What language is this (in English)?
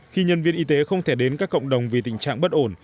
Vietnamese